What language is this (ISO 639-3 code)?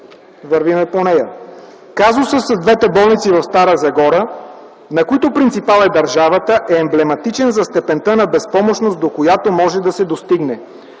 bul